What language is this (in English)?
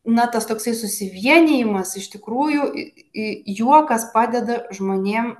Lithuanian